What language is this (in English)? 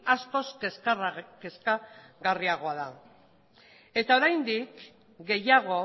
Basque